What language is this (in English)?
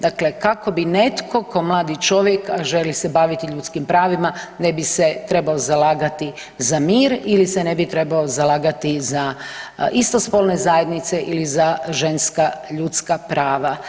Croatian